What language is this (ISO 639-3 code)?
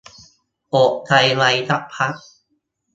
tha